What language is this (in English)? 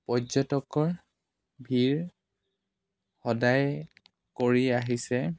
Assamese